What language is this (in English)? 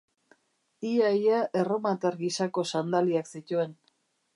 Basque